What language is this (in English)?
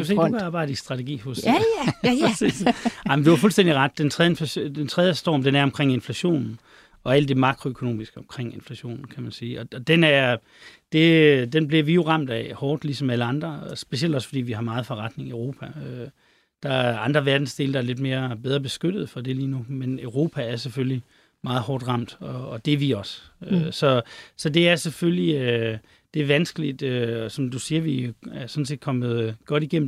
Danish